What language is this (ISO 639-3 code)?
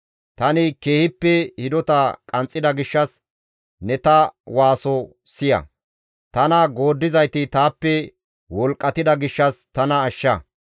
gmv